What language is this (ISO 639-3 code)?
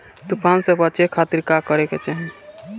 bho